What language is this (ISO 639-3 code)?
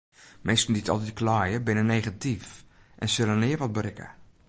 fry